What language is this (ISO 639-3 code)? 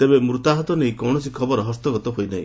ori